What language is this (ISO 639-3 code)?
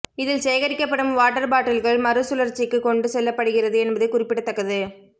tam